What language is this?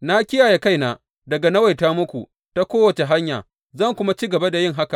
Hausa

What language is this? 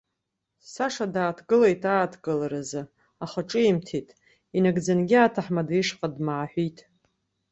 Abkhazian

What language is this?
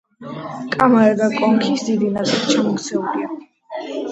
Georgian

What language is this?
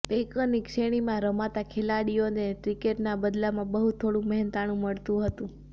Gujarati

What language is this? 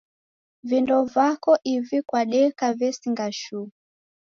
Taita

